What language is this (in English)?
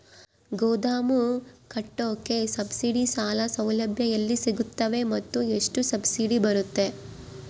Kannada